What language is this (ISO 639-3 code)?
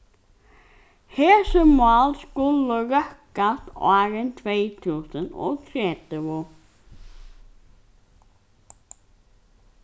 fao